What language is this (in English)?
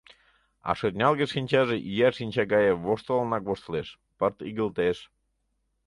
Mari